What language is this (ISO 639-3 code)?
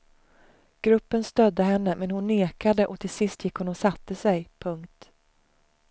swe